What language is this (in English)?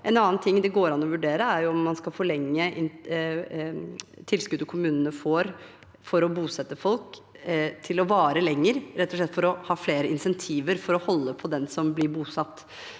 Norwegian